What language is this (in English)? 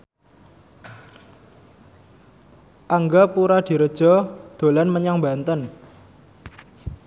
Javanese